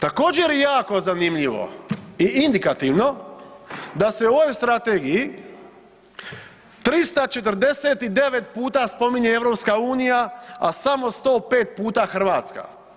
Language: Croatian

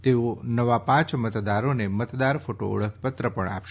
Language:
Gujarati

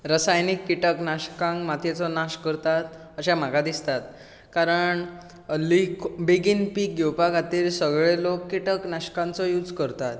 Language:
Konkani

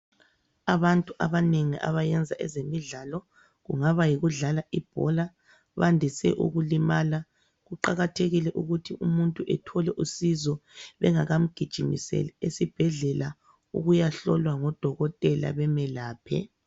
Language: North Ndebele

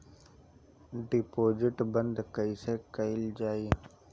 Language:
Bhojpuri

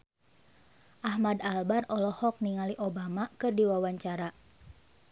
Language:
Sundanese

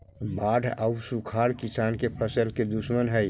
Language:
Magahi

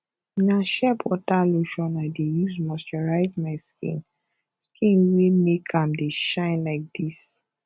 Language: Nigerian Pidgin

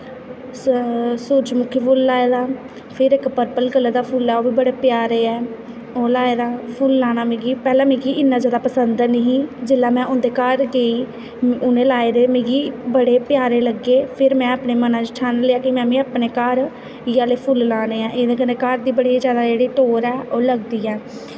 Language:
Dogri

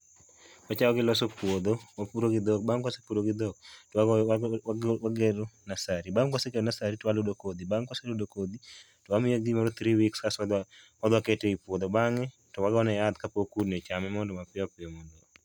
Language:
Luo (Kenya and Tanzania)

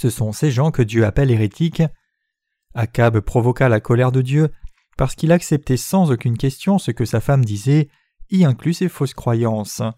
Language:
French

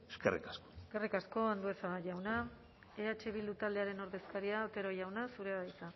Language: Basque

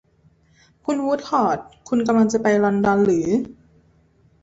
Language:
Thai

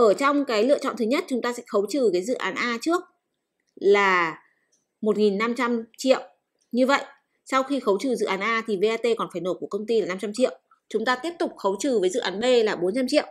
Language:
Vietnamese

